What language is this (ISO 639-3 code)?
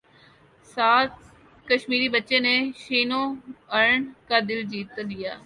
urd